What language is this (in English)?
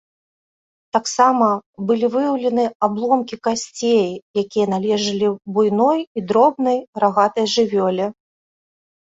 Belarusian